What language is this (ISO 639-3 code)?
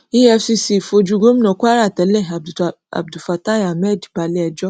yor